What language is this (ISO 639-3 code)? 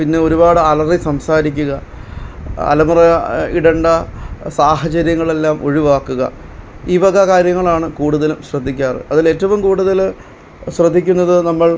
mal